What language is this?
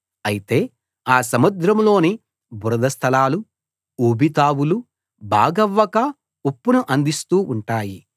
Telugu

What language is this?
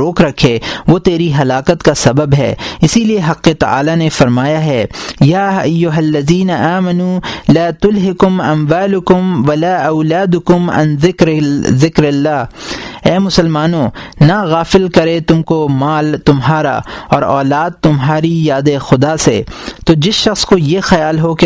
Urdu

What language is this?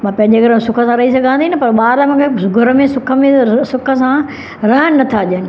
Sindhi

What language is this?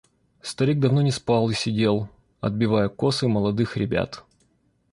Russian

